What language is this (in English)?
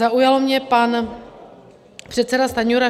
Czech